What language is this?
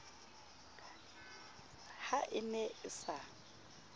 Southern Sotho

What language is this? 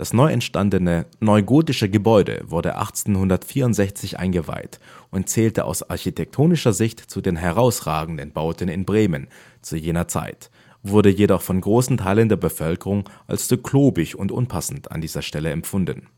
German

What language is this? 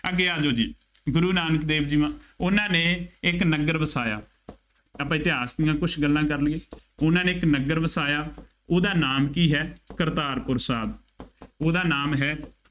Punjabi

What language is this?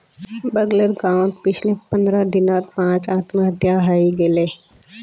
Magahi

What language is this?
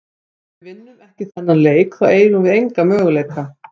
Icelandic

